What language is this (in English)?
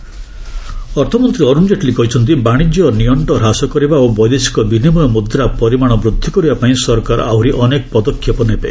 Odia